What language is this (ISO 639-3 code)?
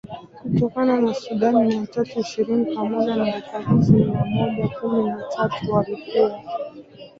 swa